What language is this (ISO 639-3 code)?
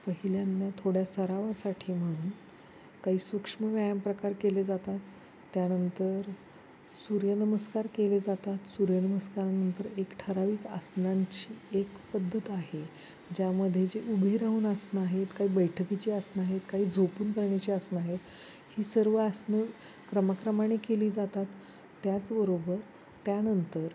mar